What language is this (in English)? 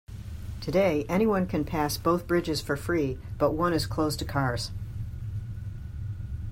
English